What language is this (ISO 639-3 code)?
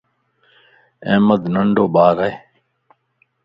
lss